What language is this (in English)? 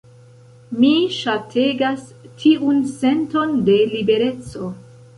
Esperanto